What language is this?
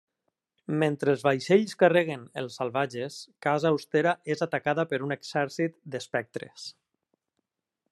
Catalan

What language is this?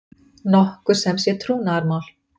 Icelandic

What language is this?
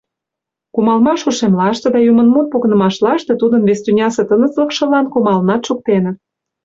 Mari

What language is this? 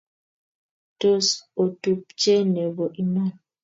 Kalenjin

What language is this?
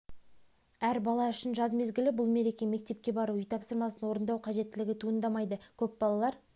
Kazakh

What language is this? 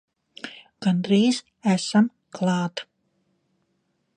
Latvian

